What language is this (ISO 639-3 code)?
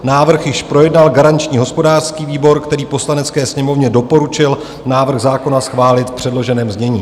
ces